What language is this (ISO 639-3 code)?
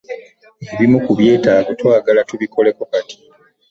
lug